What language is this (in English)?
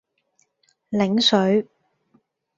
Cantonese